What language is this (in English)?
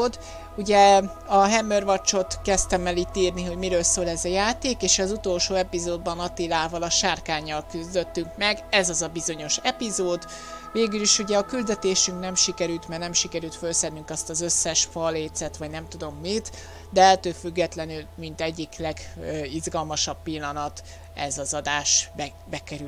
Hungarian